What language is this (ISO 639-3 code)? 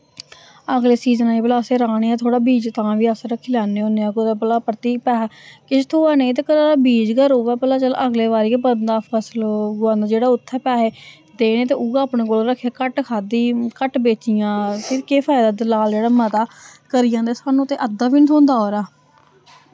doi